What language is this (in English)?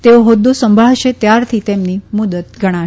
Gujarati